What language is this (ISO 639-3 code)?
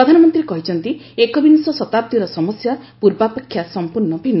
ori